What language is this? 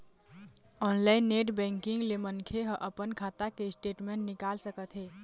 Chhattisgarhi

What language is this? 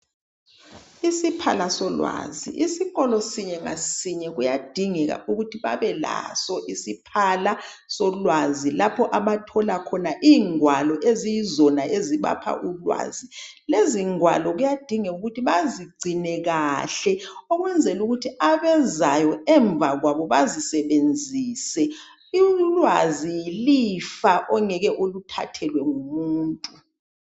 North Ndebele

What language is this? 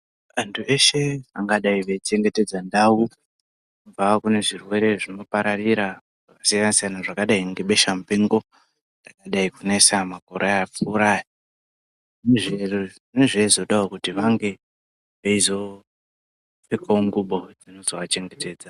Ndau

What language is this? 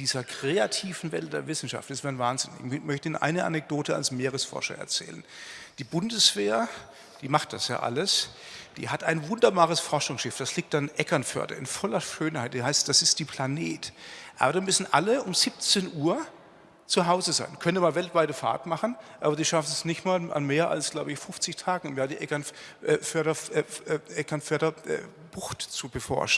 German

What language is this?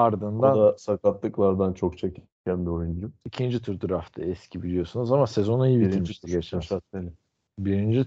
Turkish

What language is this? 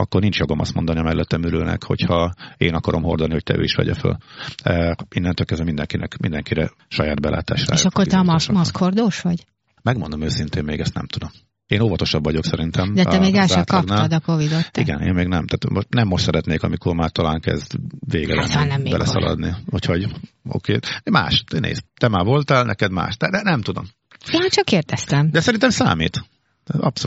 Hungarian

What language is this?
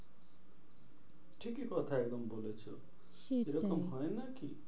Bangla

